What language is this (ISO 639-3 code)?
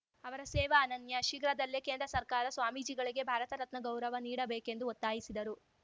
kan